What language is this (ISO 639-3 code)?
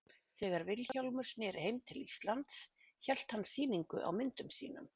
isl